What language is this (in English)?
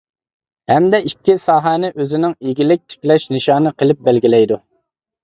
Uyghur